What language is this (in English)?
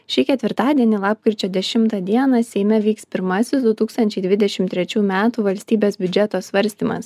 Lithuanian